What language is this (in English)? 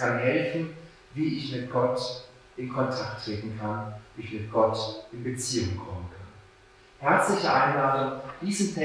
German